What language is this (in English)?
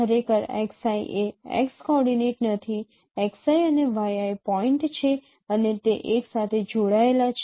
Gujarati